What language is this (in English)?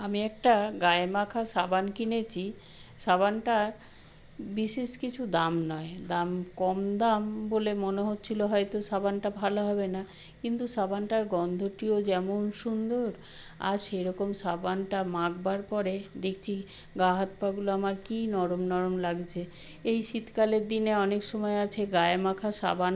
Bangla